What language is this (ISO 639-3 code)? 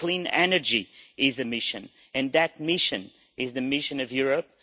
eng